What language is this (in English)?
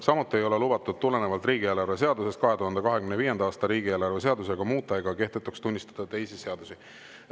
Estonian